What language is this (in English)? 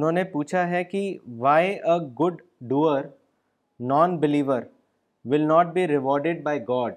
Urdu